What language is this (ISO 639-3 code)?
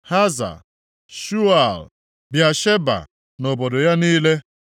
ibo